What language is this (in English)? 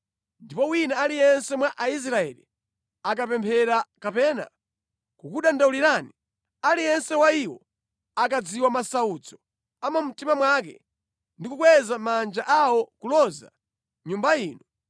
Nyanja